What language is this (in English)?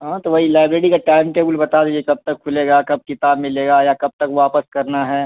Urdu